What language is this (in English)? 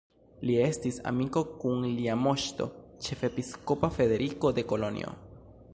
Esperanto